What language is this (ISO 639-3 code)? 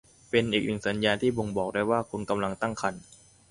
tha